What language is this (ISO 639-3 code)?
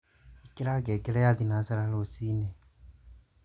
kik